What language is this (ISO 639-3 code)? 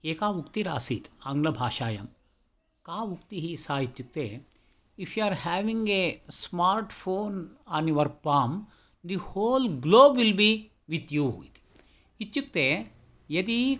san